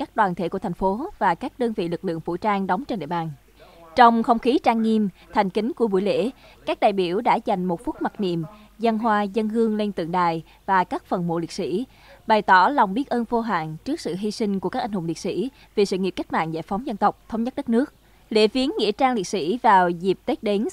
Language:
Vietnamese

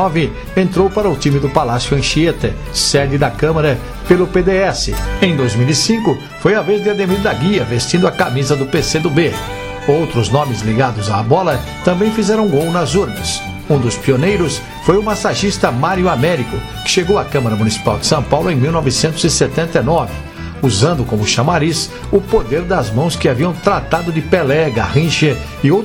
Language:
Portuguese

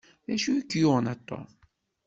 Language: Kabyle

